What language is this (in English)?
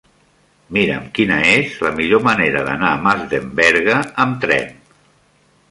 Catalan